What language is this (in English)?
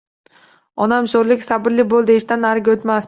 Uzbek